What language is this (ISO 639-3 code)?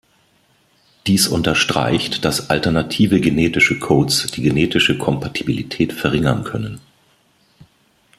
deu